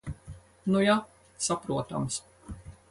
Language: Latvian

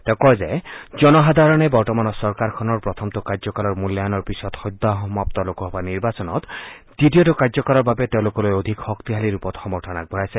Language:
Assamese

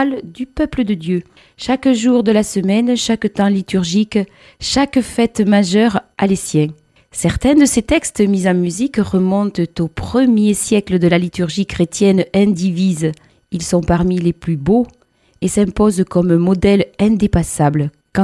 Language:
French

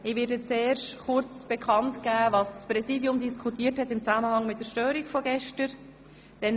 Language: Swiss German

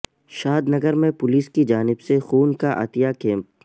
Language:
Urdu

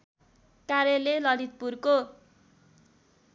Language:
Nepali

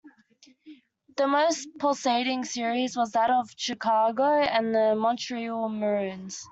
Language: English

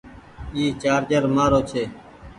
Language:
Goaria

